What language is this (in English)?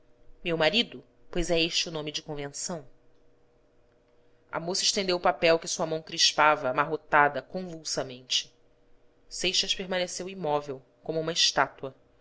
Portuguese